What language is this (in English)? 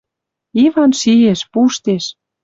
Western Mari